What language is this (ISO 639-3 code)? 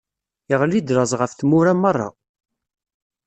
kab